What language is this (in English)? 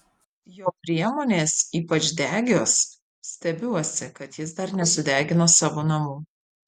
Lithuanian